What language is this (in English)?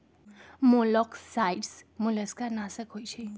Magahi